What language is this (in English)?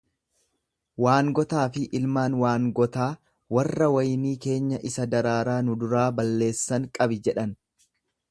Oromo